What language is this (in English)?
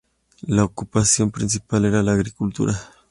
Spanish